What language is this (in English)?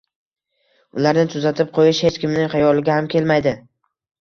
Uzbek